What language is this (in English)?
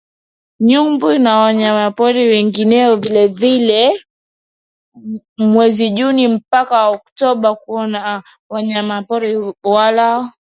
Swahili